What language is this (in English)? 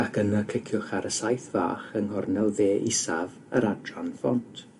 Welsh